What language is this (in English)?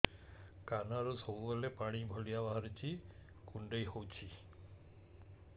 Odia